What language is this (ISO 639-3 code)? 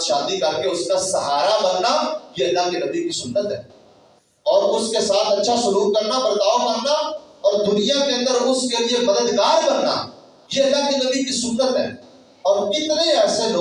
urd